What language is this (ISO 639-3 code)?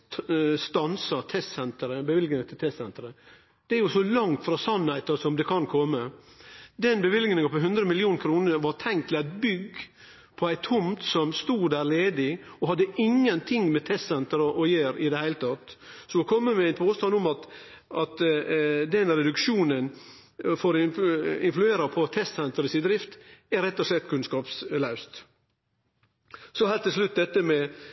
nno